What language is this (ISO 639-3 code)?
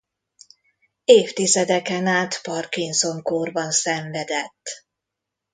hun